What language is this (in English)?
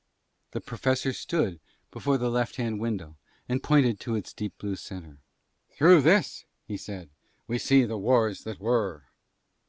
English